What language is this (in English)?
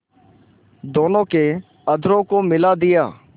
Hindi